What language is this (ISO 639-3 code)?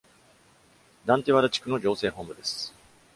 jpn